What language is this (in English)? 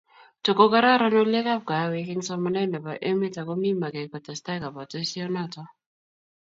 Kalenjin